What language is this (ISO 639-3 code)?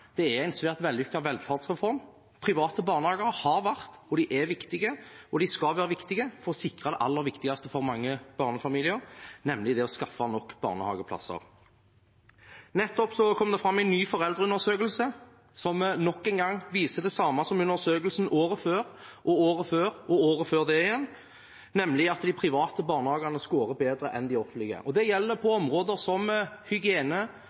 nob